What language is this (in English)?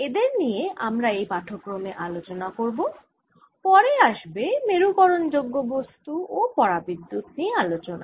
Bangla